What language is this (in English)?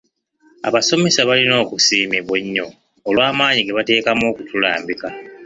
Ganda